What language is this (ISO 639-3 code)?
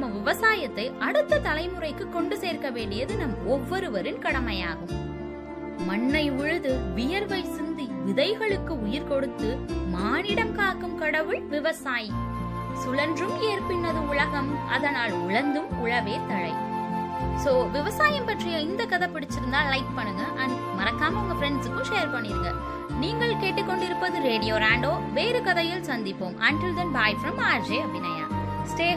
tam